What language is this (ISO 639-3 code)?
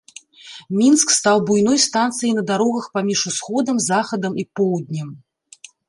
bel